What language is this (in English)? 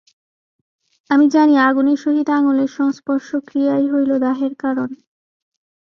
Bangla